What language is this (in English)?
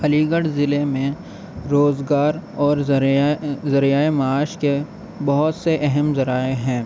Urdu